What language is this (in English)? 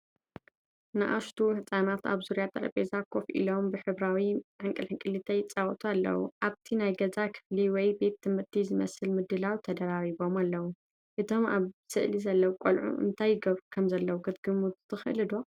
Tigrinya